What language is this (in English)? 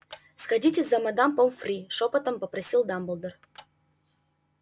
Russian